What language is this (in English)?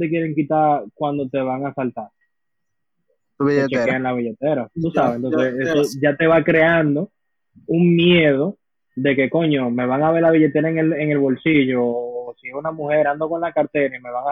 Spanish